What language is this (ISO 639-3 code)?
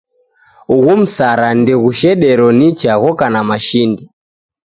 dav